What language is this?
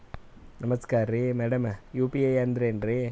Kannada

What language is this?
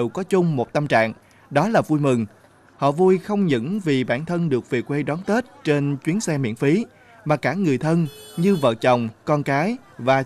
Vietnamese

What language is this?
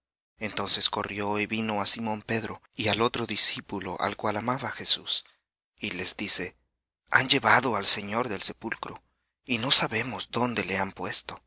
Spanish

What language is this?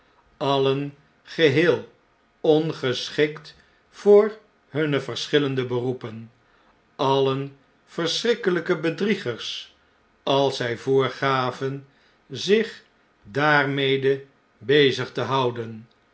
Dutch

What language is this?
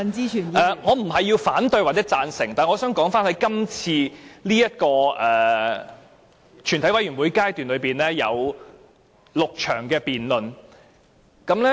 Cantonese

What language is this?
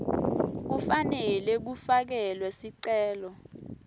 Swati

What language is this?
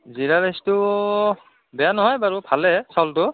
Assamese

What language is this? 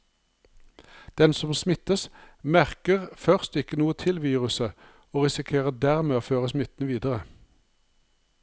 Norwegian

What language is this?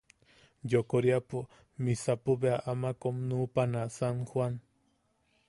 Yaqui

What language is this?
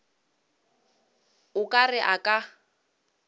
Northern Sotho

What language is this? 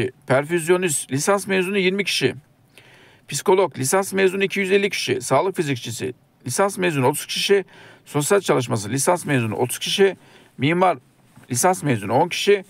Turkish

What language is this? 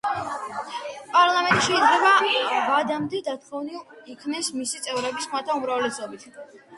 Georgian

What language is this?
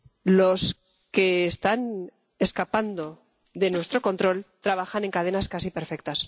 Spanish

